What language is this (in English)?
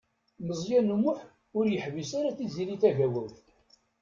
Kabyle